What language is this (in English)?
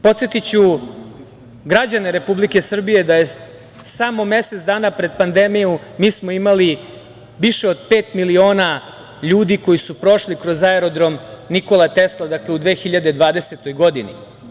Serbian